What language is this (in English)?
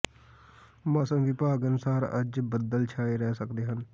Punjabi